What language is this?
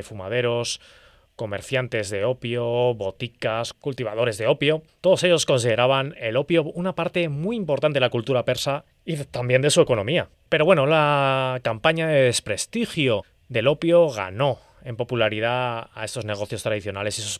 Spanish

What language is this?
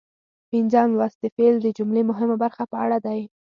Pashto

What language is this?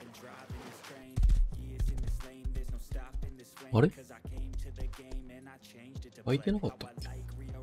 Japanese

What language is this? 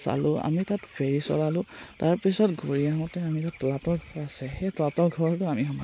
Assamese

